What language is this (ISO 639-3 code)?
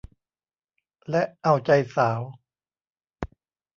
tha